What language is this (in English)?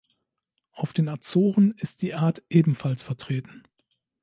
German